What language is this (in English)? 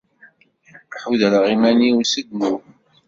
Kabyle